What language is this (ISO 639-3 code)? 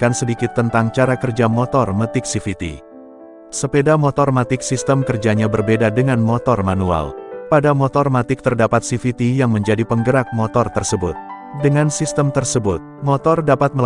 ind